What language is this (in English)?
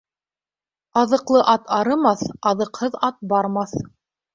Bashkir